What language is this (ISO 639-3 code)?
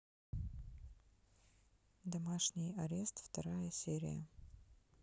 rus